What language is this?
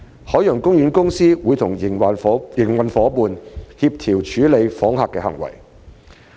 Cantonese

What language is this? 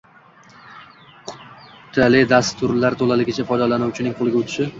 Uzbek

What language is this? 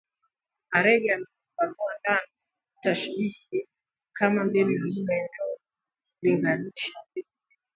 Swahili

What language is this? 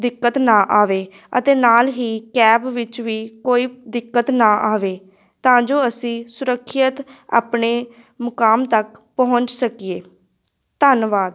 Punjabi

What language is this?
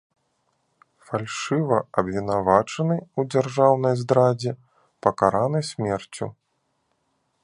Belarusian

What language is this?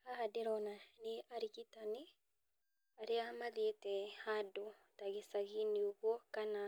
Kikuyu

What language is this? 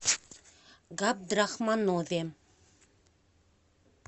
Russian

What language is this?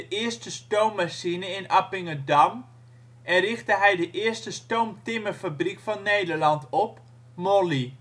Dutch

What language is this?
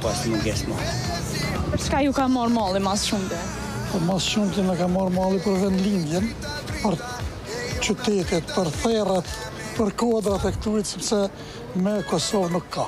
Romanian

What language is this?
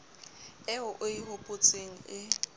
Southern Sotho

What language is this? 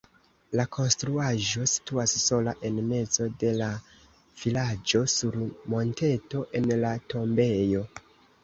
Esperanto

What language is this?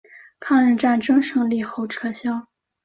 Chinese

